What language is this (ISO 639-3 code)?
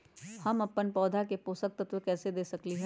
mag